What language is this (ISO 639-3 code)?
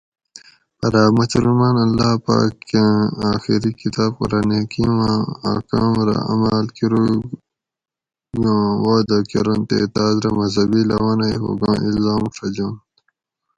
gwc